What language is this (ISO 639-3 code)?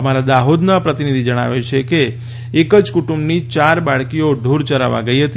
guj